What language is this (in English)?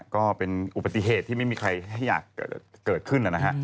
Thai